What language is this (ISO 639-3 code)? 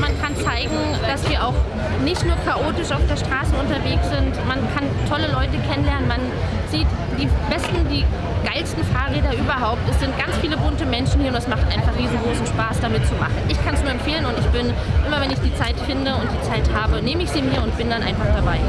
deu